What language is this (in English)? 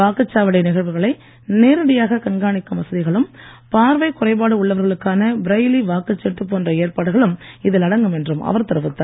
Tamil